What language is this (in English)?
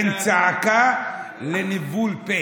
Hebrew